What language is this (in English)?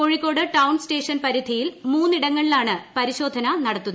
Malayalam